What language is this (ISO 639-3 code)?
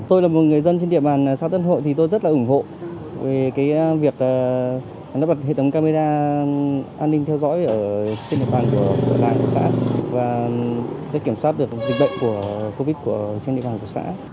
vie